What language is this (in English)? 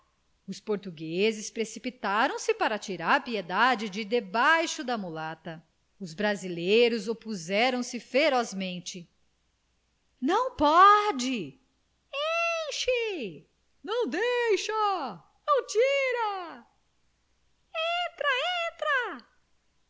Portuguese